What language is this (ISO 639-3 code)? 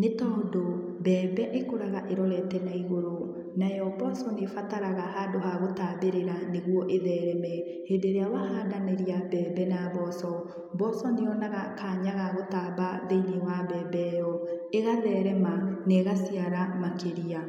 kik